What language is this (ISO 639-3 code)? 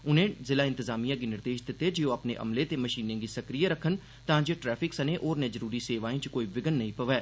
doi